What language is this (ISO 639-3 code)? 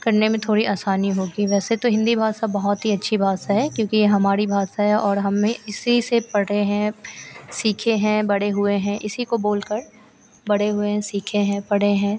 hin